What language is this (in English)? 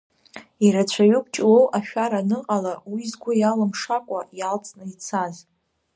Abkhazian